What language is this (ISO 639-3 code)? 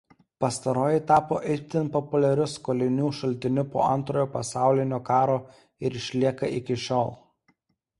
lit